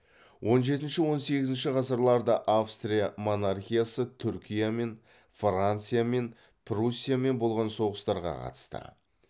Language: Kazakh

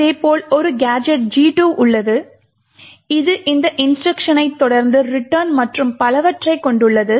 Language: Tamil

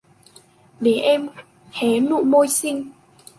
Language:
Vietnamese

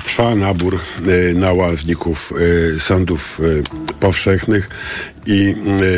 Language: Polish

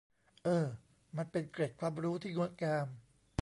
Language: Thai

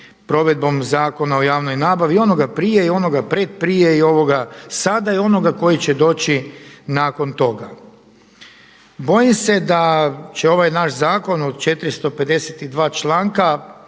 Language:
Croatian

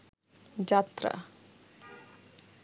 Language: Bangla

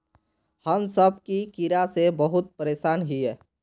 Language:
Magahi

